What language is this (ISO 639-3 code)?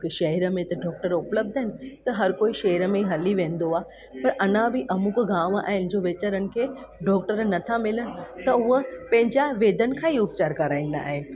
snd